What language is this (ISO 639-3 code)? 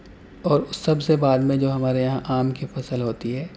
urd